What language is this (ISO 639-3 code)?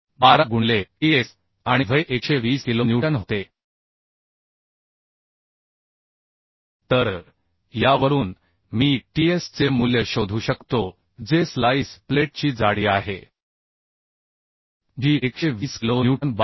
mar